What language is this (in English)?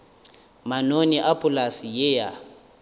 Northern Sotho